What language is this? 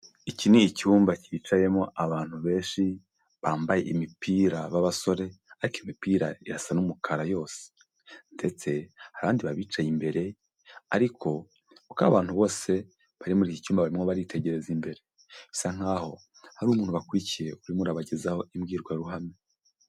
Kinyarwanda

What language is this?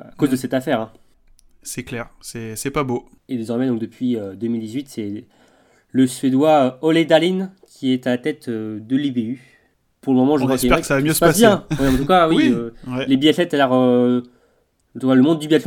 French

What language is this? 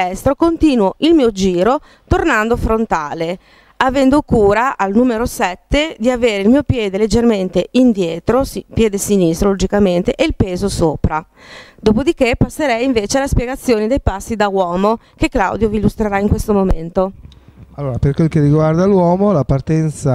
Italian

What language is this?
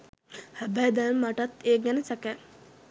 Sinhala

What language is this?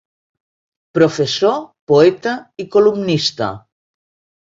Catalan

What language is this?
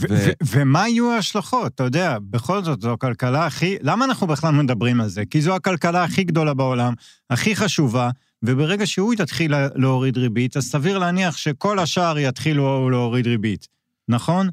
Hebrew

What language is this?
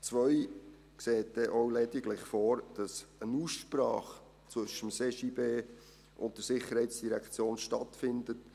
Swiss German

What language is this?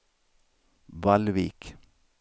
Swedish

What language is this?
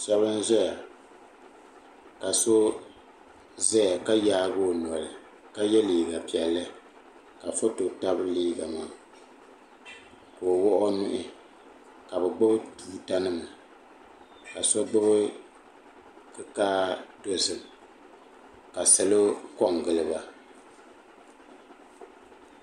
Dagbani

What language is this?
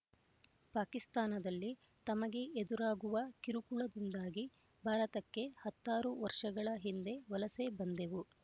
Kannada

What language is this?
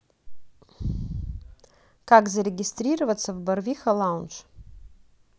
Russian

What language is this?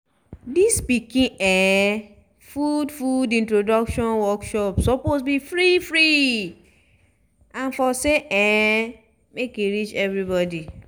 Nigerian Pidgin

